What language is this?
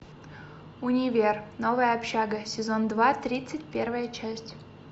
Russian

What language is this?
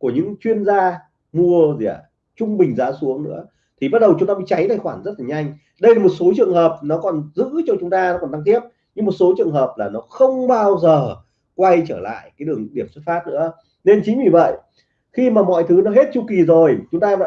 Vietnamese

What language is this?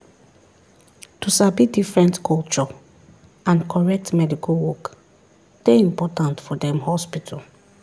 Nigerian Pidgin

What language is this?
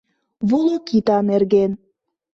Mari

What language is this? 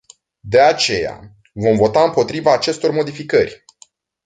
Romanian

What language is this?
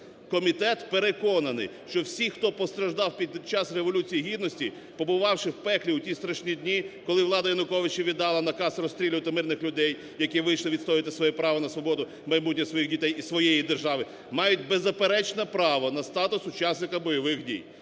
Ukrainian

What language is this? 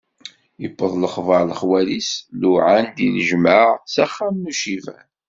Kabyle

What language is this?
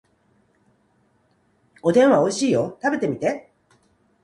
Japanese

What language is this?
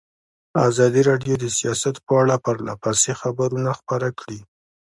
Pashto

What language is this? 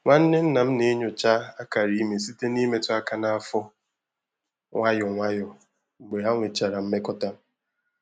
Igbo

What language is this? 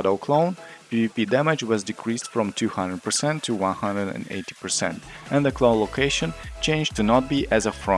English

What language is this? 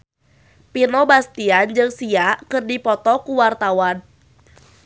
Sundanese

